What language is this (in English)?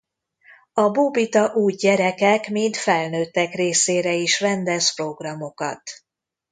Hungarian